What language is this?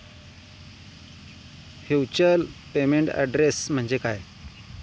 Marathi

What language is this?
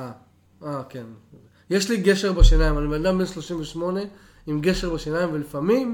Hebrew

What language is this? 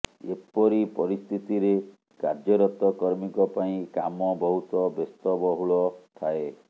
Odia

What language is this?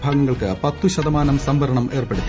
Malayalam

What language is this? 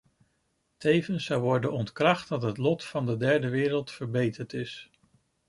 Dutch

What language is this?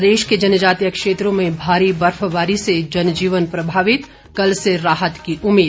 Hindi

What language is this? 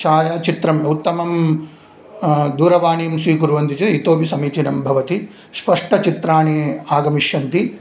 Sanskrit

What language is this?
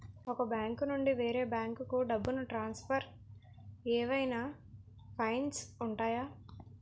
Telugu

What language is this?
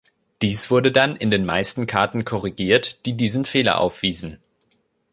German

